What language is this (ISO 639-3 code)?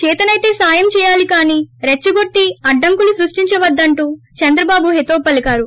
tel